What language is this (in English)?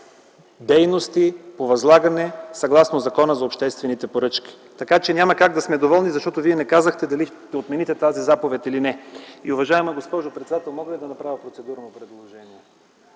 Bulgarian